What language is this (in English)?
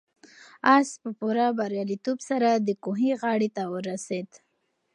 Pashto